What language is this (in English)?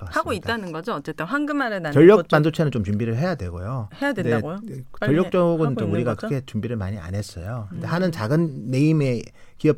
Korean